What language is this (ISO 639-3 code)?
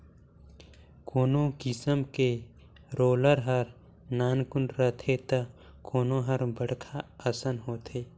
hne